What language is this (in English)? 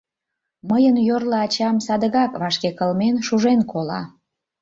Mari